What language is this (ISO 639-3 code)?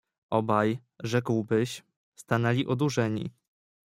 pol